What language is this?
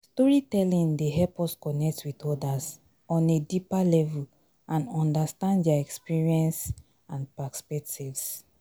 Nigerian Pidgin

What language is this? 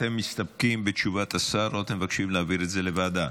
Hebrew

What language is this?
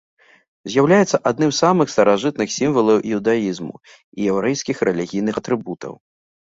Belarusian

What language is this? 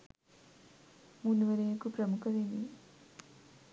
Sinhala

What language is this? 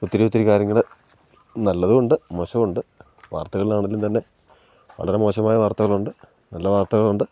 Malayalam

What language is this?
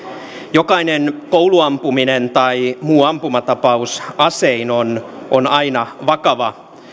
Finnish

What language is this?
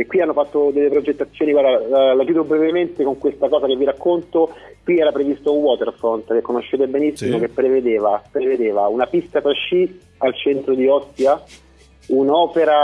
Italian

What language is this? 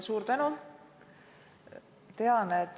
Estonian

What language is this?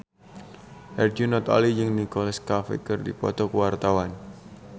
Sundanese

